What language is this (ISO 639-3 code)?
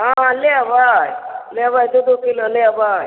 mai